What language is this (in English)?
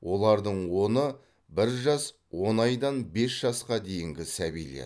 Kazakh